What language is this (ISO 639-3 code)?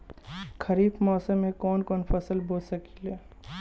bho